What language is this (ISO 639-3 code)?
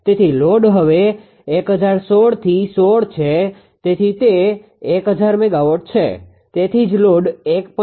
guj